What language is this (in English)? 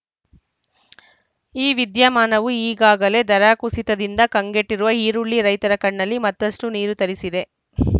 Kannada